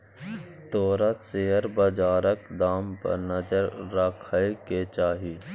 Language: Maithili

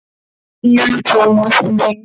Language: Icelandic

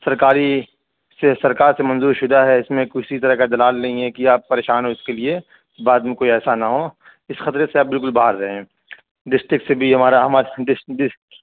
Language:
Urdu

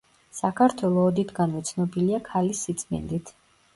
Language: Georgian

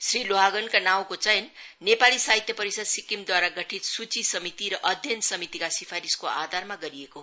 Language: Nepali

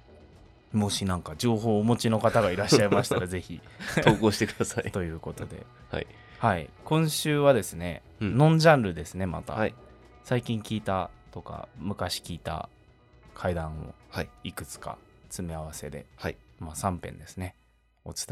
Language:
Japanese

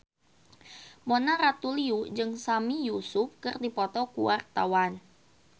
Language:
Sundanese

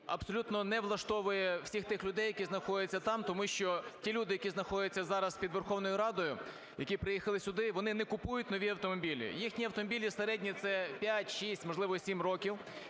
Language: Ukrainian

